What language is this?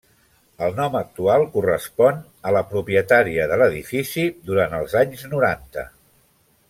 Catalan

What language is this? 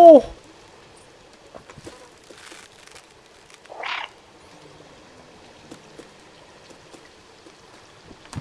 French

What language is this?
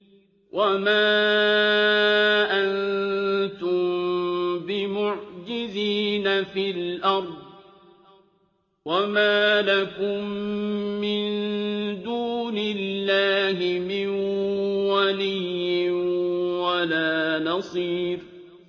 Arabic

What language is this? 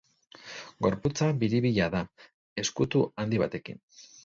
Basque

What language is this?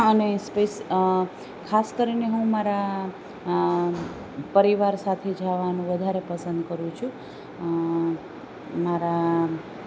Gujarati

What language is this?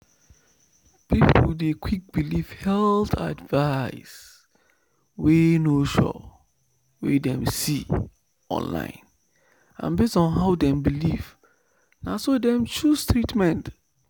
Nigerian Pidgin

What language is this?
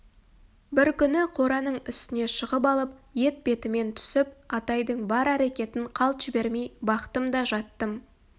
Kazakh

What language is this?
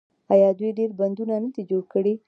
Pashto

